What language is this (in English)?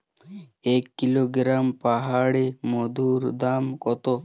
Bangla